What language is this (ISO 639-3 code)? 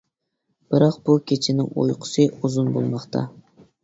uig